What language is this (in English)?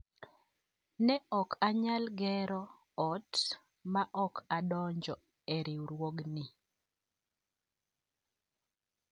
Luo (Kenya and Tanzania)